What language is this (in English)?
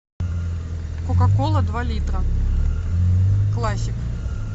Russian